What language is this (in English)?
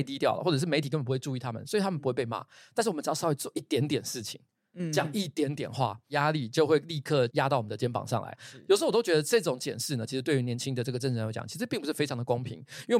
Chinese